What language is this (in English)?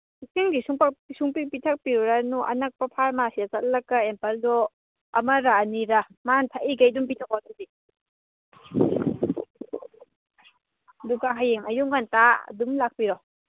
Manipuri